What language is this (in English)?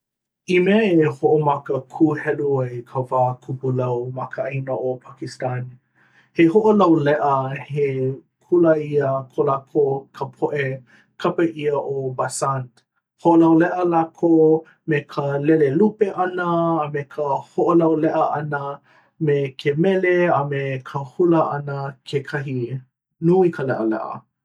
Hawaiian